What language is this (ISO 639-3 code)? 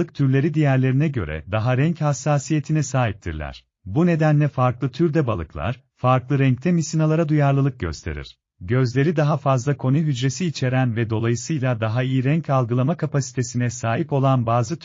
tur